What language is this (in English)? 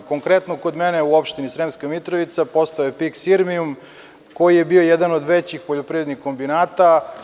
Serbian